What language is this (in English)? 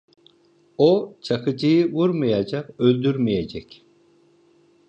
Turkish